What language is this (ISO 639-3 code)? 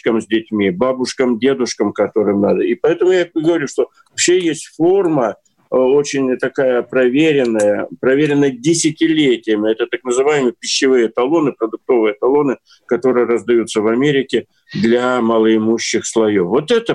rus